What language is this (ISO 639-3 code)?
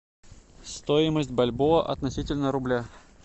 rus